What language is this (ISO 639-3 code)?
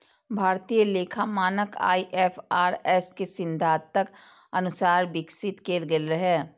mai